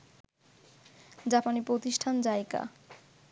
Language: Bangla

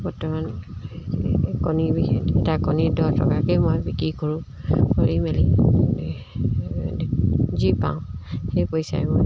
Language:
Assamese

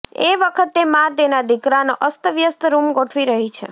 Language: Gujarati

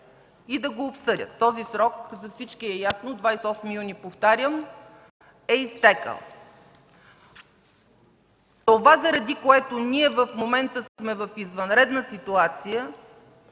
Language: Bulgarian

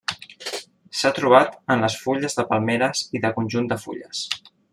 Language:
Catalan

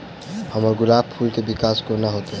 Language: Maithili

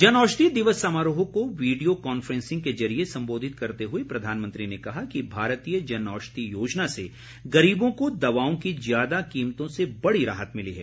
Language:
Hindi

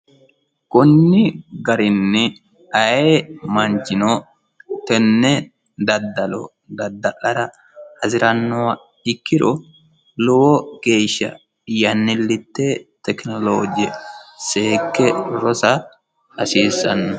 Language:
Sidamo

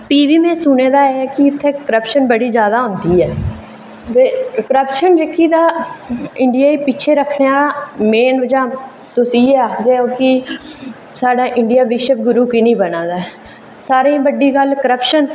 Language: Dogri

